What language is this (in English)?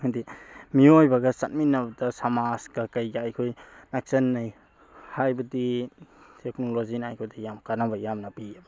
Manipuri